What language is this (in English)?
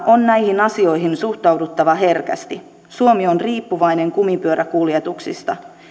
Finnish